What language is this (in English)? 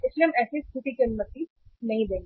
Hindi